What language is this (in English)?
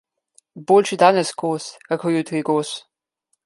Slovenian